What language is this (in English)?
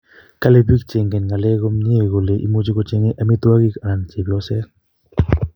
Kalenjin